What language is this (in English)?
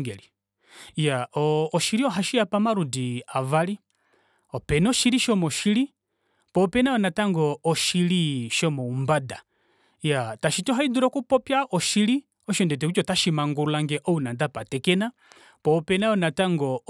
Kuanyama